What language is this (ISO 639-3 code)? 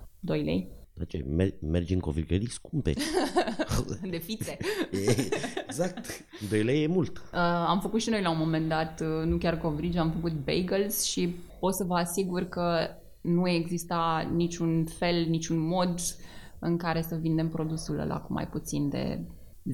ron